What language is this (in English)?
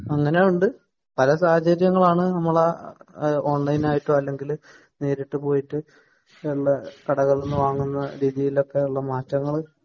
Malayalam